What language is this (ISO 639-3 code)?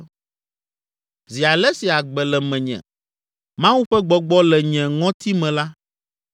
ewe